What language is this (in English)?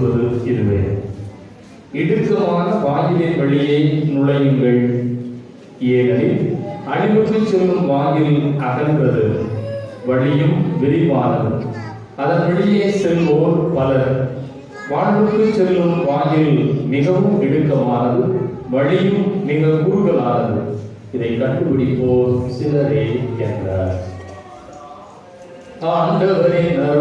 Tamil